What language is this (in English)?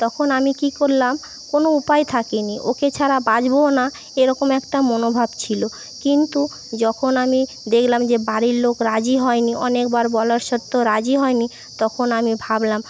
Bangla